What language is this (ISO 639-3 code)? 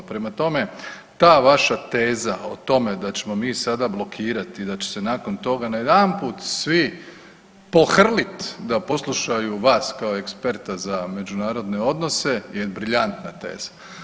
hrv